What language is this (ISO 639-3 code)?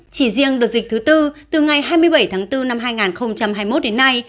vie